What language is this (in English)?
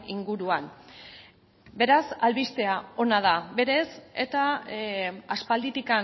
Basque